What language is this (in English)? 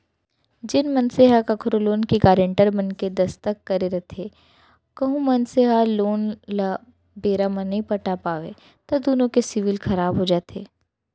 Chhattisgarhi